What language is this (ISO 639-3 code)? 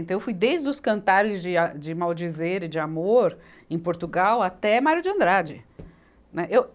por